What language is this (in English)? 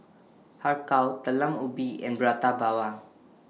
English